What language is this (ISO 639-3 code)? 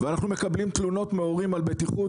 heb